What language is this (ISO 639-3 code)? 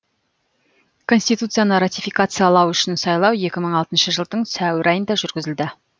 kaz